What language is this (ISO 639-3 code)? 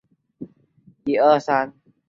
zho